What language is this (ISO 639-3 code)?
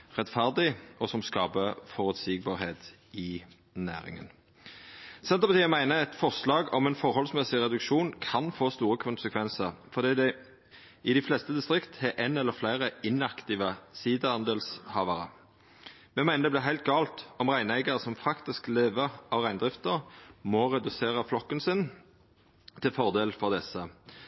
nno